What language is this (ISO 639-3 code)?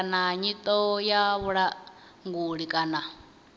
ven